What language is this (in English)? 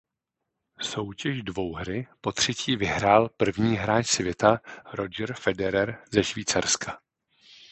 Czech